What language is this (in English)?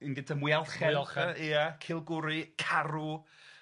Welsh